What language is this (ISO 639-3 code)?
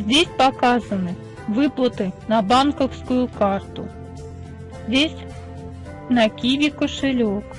rus